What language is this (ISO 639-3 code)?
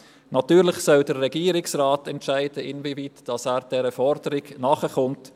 gsw